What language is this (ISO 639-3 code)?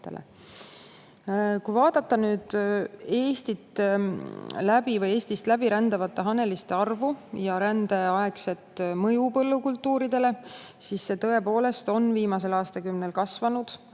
est